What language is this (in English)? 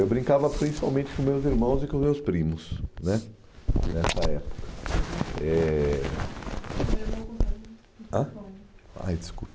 Portuguese